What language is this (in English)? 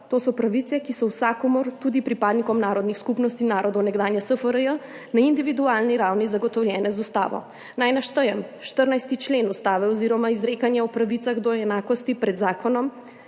Slovenian